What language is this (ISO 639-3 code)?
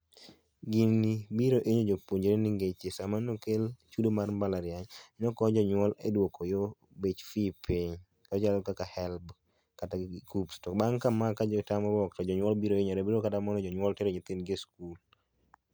luo